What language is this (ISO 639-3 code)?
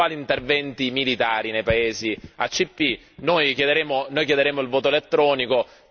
ita